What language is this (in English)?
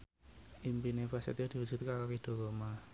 Javanese